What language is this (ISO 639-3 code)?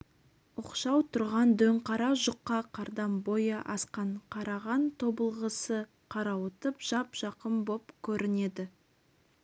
kaz